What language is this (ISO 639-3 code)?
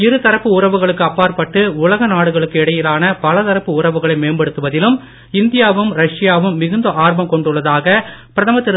tam